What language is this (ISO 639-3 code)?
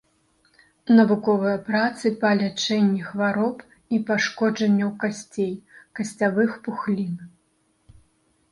bel